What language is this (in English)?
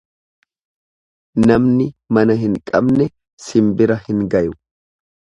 Oromo